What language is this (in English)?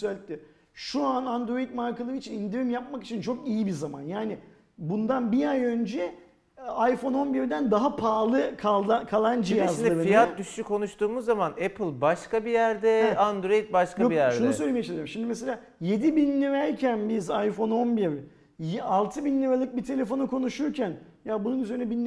Turkish